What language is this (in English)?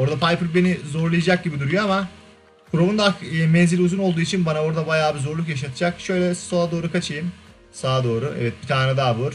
Turkish